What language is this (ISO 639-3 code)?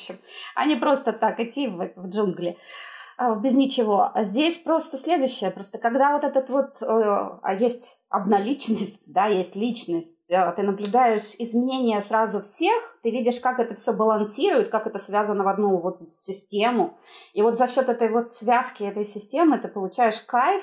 rus